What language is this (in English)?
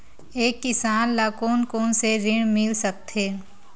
Chhattisgarhi